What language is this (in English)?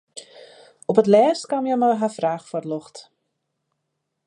Western Frisian